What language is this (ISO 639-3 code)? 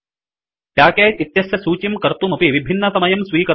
san